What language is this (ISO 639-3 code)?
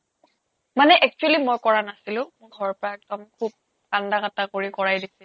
asm